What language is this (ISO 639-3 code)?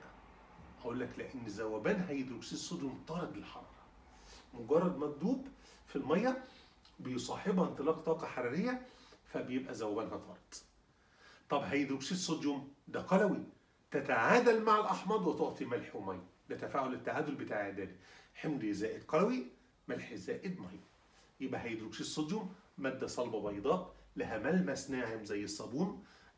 ara